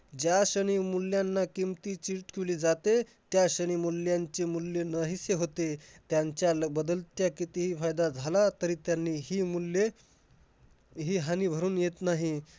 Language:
Marathi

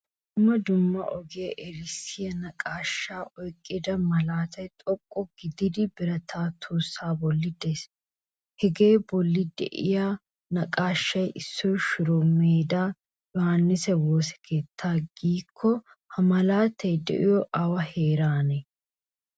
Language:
Wolaytta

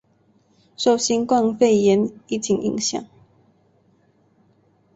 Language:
Chinese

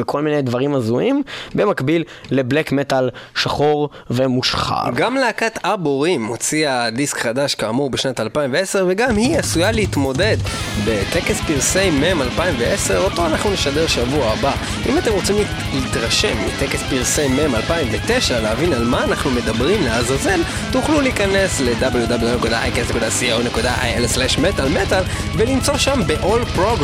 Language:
Hebrew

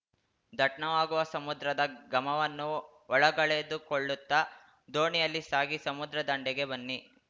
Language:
Kannada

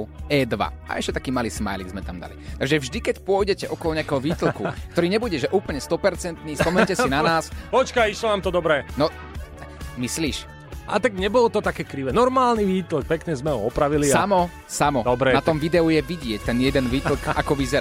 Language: Slovak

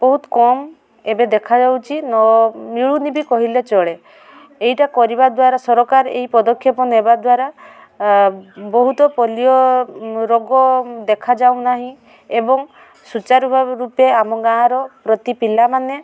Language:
Odia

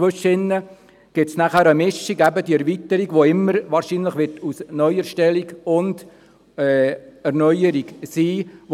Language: Swiss German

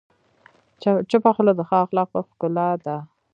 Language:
Pashto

